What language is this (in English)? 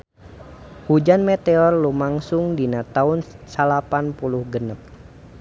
Sundanese